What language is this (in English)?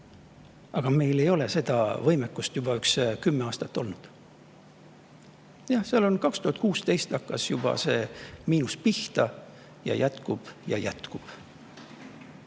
Estonian